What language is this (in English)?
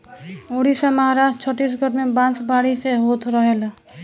Bhojpuri